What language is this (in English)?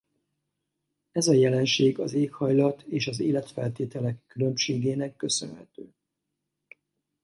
Hungarian